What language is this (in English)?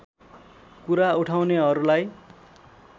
Nepali